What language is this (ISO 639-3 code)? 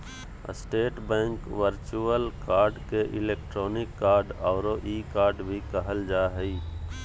mag